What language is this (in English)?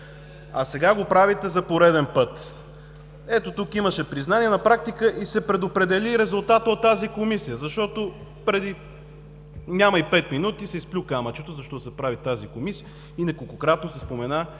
Bulgarian